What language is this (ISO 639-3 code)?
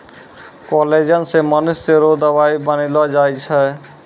mai